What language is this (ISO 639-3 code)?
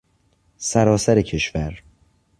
fas